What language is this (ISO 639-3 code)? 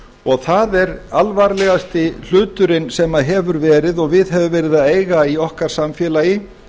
isl